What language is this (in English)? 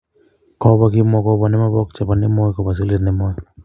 Kalenjin